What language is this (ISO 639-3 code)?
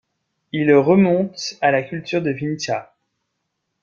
fra